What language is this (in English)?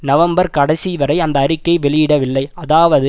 Tamil